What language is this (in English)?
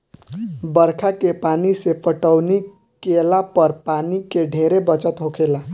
Bhojpuri